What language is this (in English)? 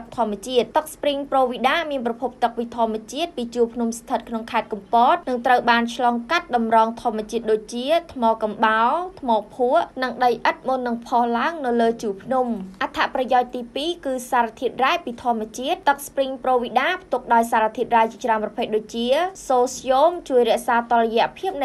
Thai